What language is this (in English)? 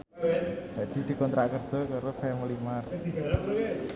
Javanese